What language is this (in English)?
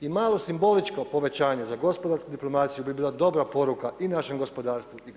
Croatian